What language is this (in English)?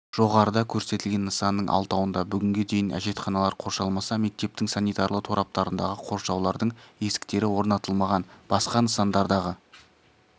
Kazakh